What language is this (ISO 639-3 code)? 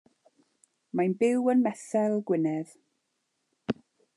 cym